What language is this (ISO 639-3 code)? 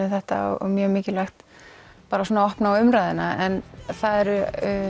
isl